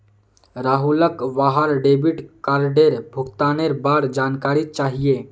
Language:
Magahi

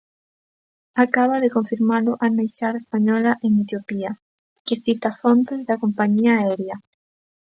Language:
Galician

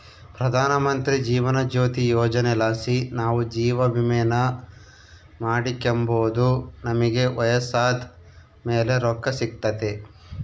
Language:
Kannada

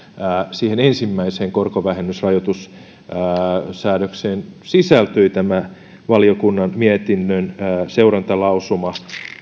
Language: Finnish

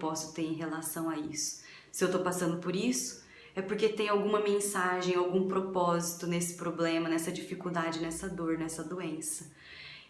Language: Portuguese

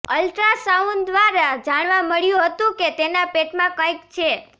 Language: Gujarati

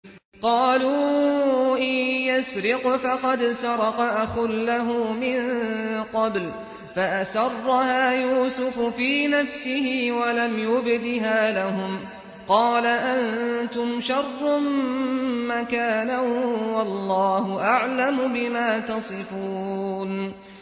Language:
Arabic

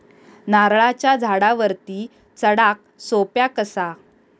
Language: Marathi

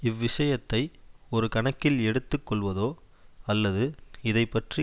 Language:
Tamil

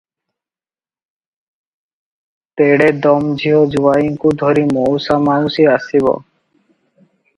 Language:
Odia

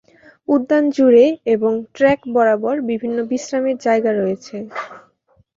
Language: Bangla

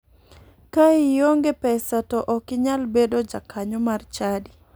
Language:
Luo (Kenya and Tanzania)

